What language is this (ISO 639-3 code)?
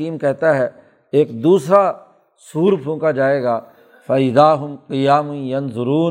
urd